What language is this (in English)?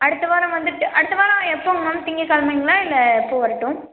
Tamil